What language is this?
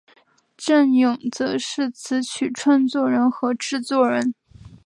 Chinese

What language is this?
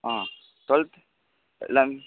Tamil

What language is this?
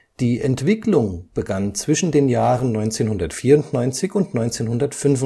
German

